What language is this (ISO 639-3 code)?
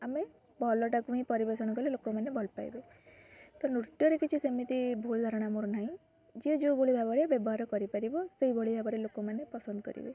ori